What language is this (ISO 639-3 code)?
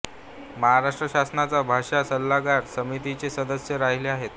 mar